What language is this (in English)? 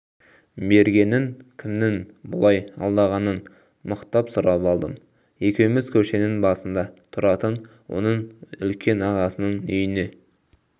Kazakh